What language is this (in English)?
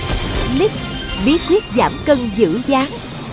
Vietnamese